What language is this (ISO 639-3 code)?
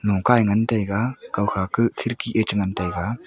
nnp